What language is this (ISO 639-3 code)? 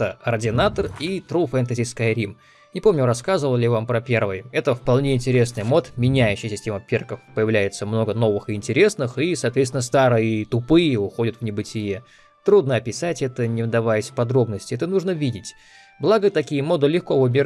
rus